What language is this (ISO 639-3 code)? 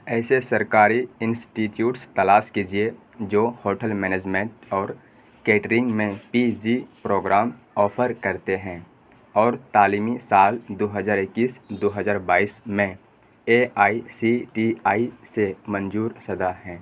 urd